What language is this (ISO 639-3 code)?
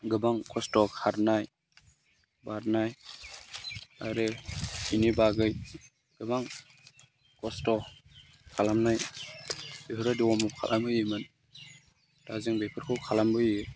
brx